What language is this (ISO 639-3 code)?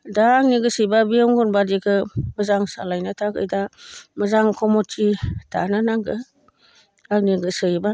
brx